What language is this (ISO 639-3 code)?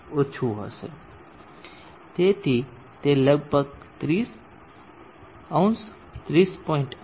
guj